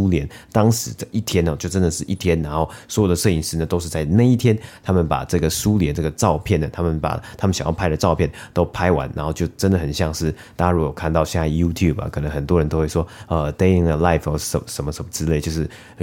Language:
Chinese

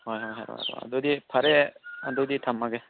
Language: Manipuri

